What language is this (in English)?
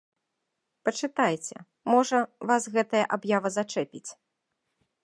Belarusian